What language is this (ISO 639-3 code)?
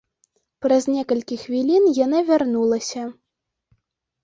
bel